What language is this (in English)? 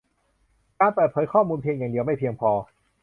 Thai